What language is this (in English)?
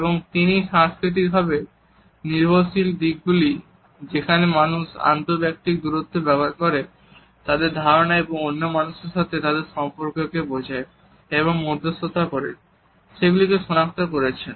Bangla